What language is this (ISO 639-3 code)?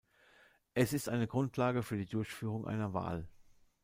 deu